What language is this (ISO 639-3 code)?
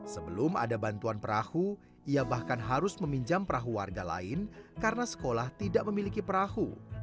ind